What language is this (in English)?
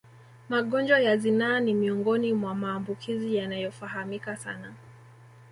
Swahili